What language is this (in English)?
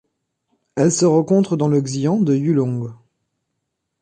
French